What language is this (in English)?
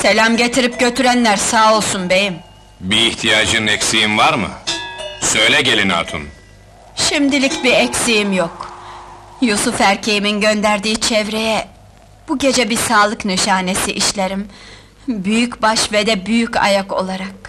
Turkish